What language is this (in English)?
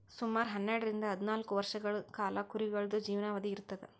Kannada